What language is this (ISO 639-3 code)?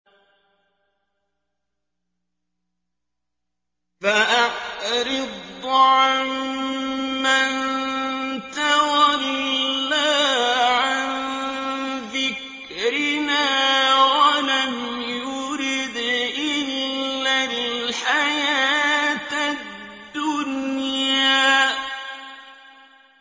ara